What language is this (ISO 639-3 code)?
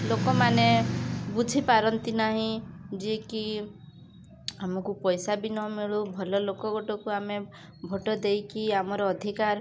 ori